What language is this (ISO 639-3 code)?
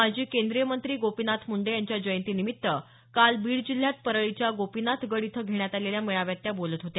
mar